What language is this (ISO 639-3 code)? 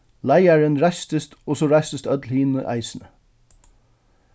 fao